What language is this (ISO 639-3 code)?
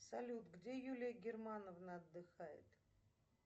rus